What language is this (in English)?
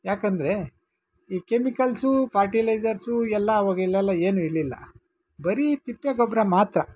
Kannada